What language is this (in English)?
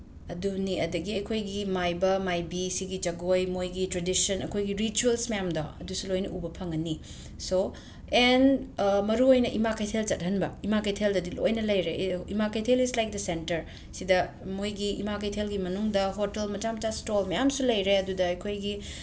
Manipuri